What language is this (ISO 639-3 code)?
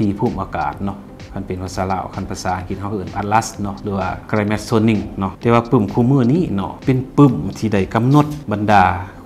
tha